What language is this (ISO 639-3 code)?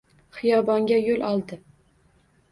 uzb